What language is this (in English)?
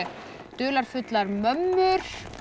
Icelandic